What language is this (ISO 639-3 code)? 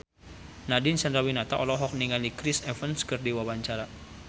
sun